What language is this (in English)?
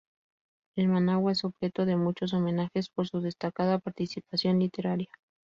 Spanish